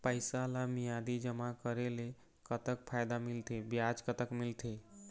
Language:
Chhattisgarhi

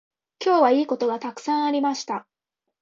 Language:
Japanese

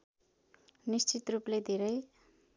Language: Nepali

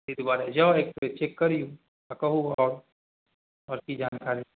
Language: Maithili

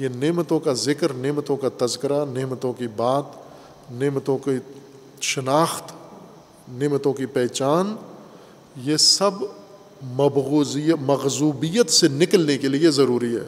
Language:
Urdu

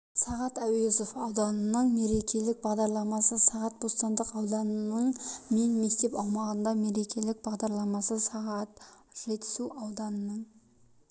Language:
Kazakh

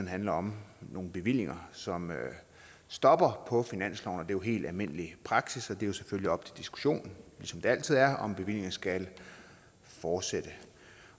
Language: Danish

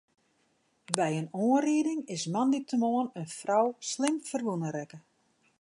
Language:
Western Frisian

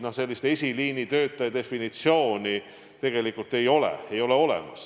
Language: Estonian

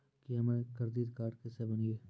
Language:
Maithili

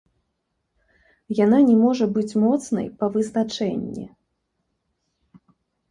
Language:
Belarusian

